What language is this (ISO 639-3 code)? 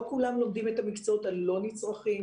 heb